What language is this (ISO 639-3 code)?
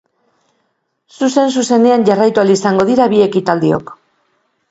eus